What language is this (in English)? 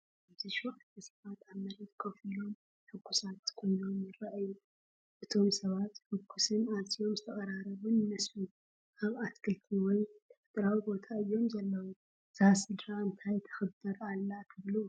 Tigrinya